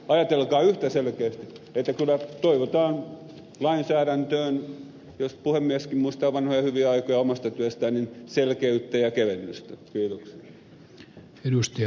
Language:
Finnish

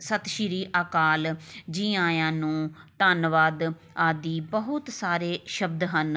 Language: Punjabi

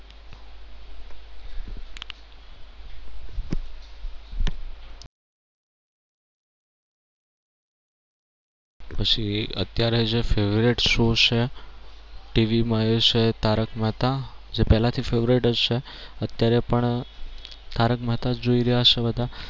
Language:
Gujarati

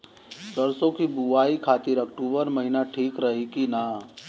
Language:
Bhojpuri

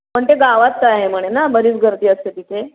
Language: Marathi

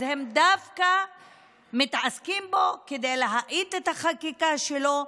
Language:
Hebrew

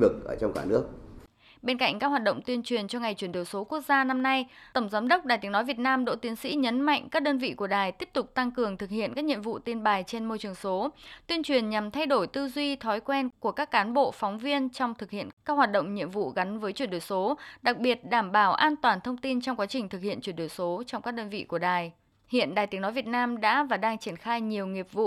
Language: Vietnamese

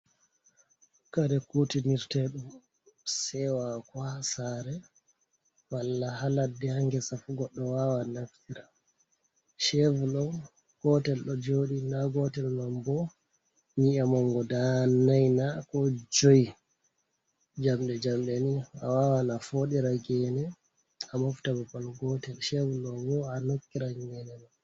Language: Fula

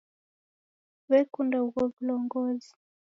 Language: Taita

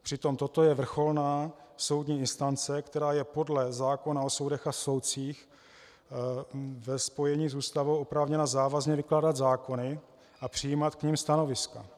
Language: Czech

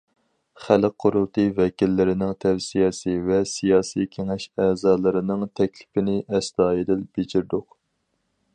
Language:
Uyghur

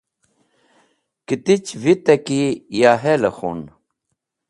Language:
Wakhi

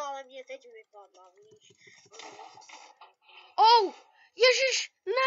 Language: Czech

